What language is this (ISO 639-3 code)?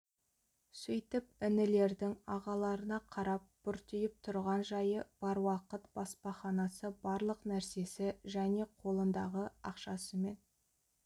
kaz